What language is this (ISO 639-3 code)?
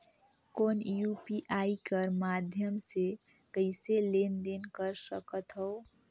hne